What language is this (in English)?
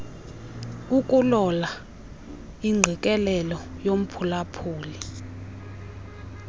Xhosa